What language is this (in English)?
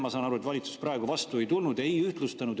Estonian